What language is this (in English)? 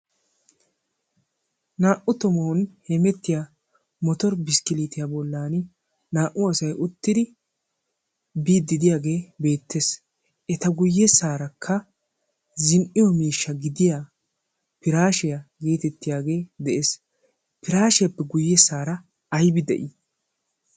Wolaytta